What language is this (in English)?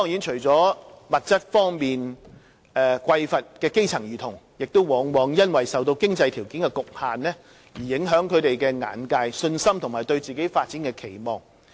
Cantonese